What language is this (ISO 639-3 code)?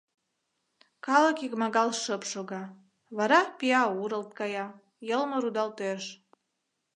chm